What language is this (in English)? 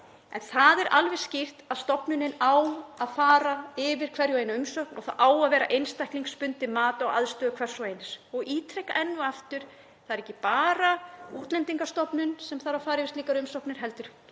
Icelandic